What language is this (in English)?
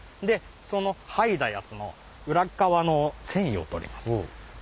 Japanese